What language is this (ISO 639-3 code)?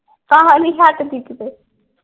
pan